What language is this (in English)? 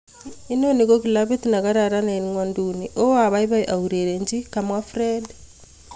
Kalenjin